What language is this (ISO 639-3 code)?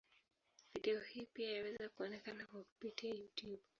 swa